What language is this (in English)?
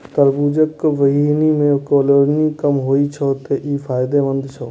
Maithili